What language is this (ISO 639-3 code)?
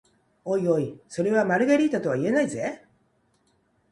jpn